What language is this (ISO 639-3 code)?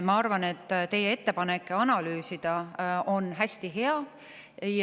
est